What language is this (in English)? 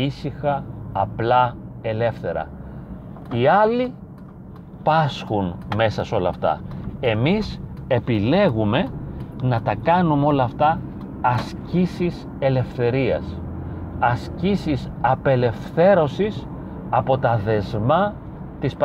Greek